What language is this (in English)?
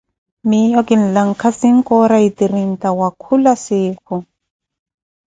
Koti